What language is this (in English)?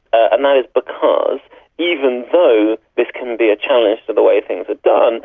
English